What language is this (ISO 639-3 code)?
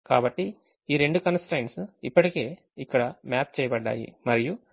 tel